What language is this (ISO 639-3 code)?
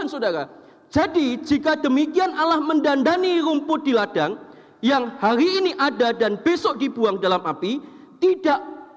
ind